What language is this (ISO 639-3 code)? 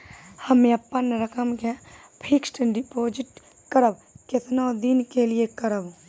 mai